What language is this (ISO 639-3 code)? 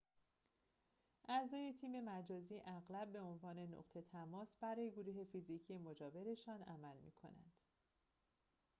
fas